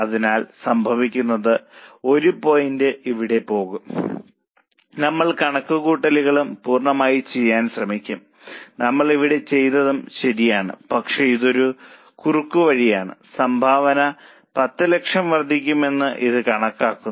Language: Malayalam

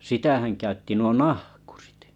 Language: Finnish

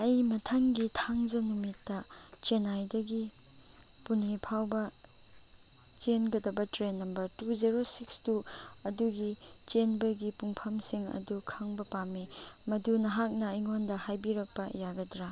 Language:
Manipuri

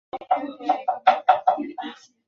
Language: Chinese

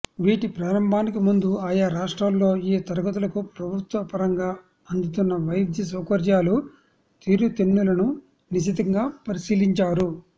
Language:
Telugu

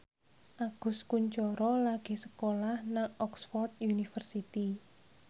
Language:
Javanese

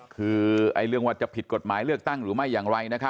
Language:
Thai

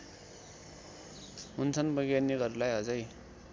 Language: Nepali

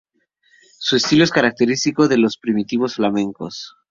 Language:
Spanish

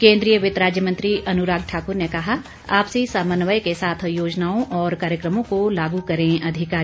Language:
Hindi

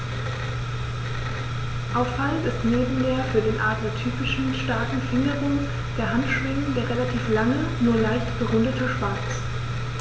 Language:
German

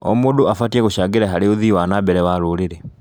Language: Kikuyu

